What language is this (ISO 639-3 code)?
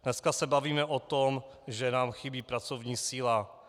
ces